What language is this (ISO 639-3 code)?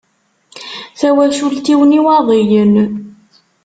kab